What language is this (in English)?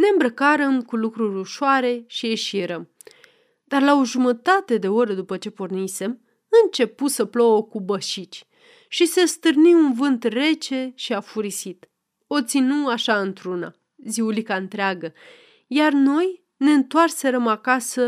Romanian